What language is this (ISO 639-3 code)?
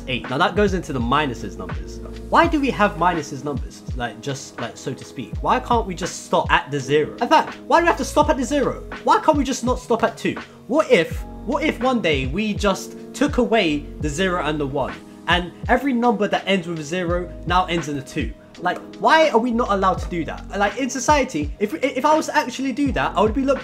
eng